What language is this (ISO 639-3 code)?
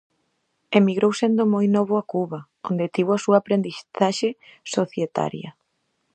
glg